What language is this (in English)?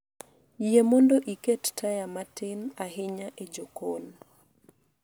Luo (Kenya and Tanzania)